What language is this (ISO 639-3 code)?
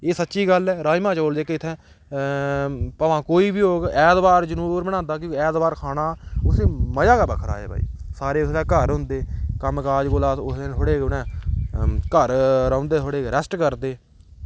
doi